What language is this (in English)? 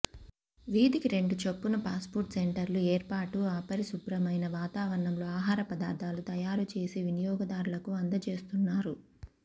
Telugu